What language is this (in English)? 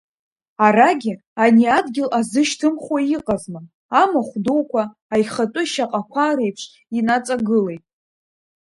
Abkhazian